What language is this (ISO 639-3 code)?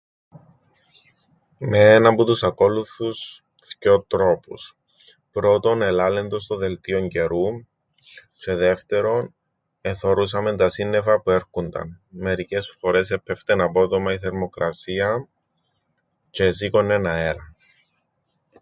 ell